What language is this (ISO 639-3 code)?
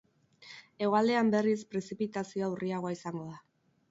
eus